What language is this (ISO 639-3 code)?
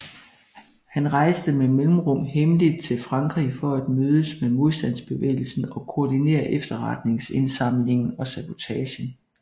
dan